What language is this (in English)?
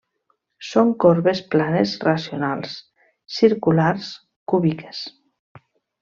Catalan